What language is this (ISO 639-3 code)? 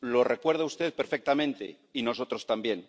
spa